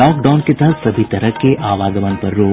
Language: Hindi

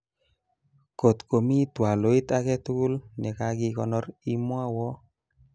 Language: Kalenjin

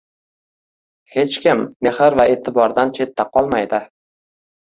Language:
Uzbek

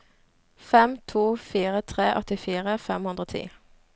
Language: Norwegian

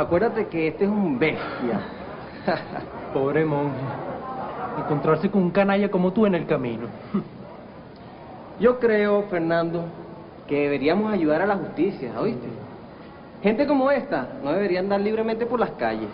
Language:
Spanish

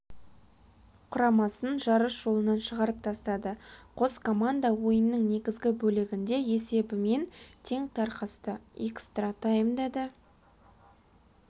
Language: Kazakh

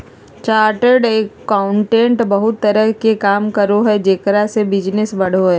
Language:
Magahi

